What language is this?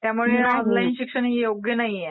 Marathi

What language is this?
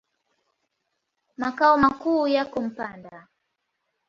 Swahili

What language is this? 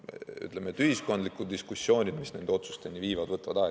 Estonian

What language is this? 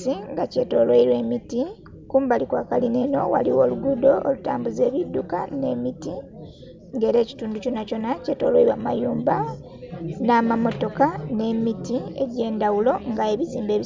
Soga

